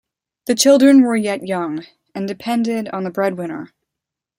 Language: English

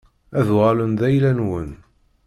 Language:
Kabyle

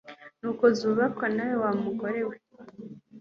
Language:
Kinyarwanda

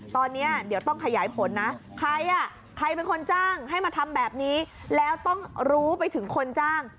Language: Thai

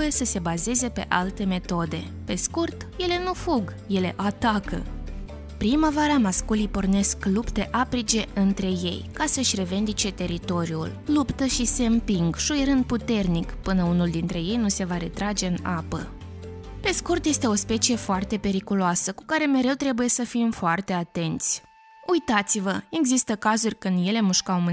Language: Romanian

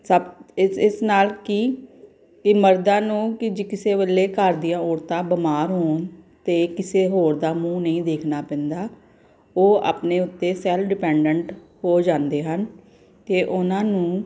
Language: Punjabi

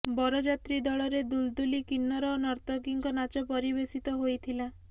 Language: Odia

